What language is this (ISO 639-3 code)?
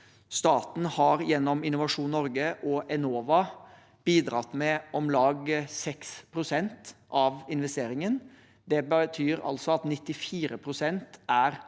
nor